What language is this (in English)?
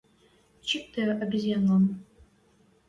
Western Mari